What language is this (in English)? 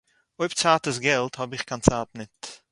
Yiddish